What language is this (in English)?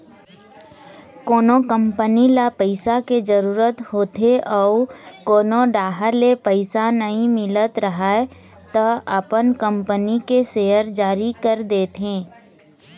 Chhattisgarhi